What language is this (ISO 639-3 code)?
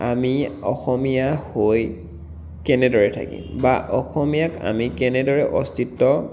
asm